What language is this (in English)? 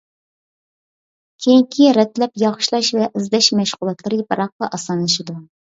Uyghur